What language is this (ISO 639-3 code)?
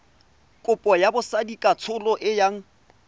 tsn